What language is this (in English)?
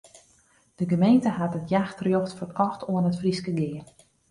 Western Frisian